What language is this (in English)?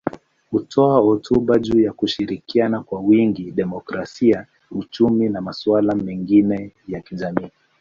Swahili